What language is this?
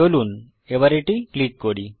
Bangla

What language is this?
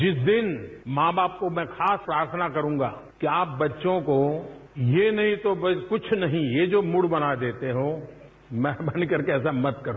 Hindi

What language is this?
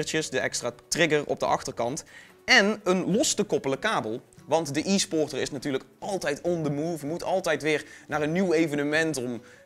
Dutch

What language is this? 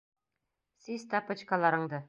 Bashkir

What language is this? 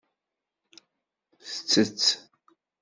Kabyle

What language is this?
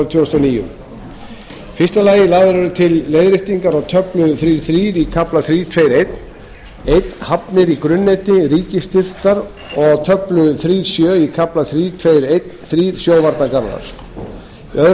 Icelandic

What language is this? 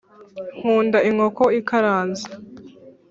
Kinyarwanda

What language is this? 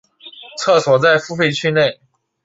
Chinese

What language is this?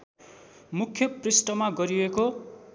Nepali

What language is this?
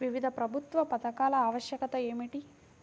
Telugu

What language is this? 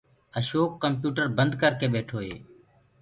Gurgula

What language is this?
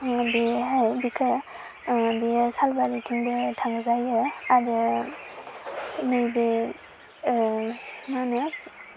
Bodo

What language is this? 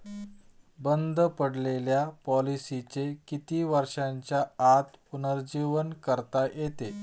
Marathi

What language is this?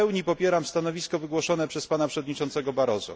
Polish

